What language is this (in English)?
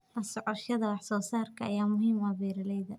Somali